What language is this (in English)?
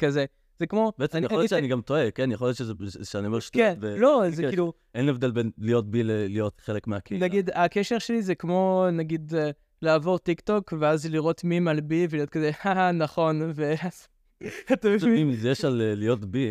Hebrew